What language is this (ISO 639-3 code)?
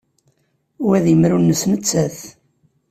kab